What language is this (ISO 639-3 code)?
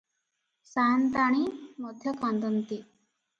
ori